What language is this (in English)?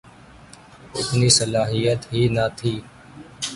Urdu